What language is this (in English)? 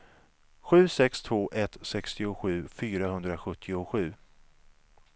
Swedish